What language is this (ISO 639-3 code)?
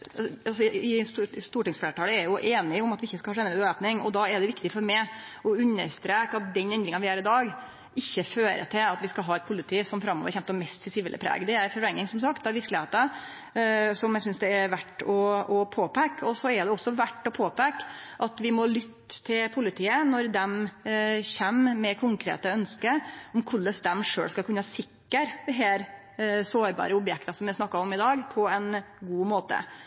nno